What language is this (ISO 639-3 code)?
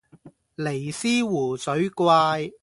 yue